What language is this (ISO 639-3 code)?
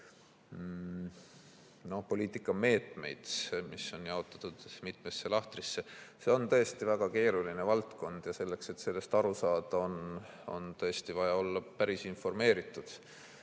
est